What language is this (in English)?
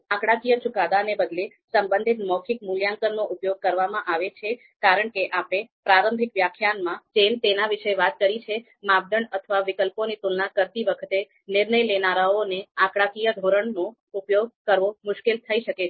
Gujarati